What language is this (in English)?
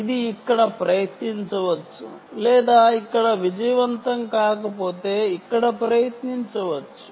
Telugu